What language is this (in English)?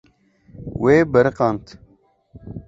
Kurdish